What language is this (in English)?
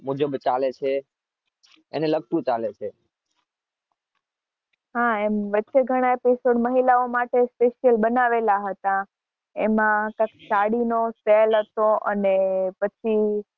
Gujarati